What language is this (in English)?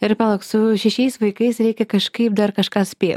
Lithuanian